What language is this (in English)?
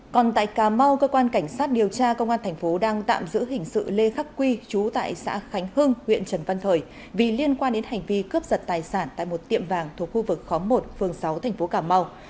Vietnamese